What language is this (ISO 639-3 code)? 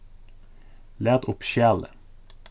fao